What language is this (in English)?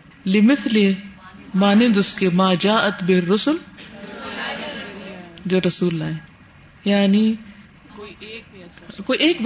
Urdu